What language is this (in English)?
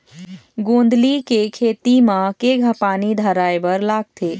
Chhattisgarhi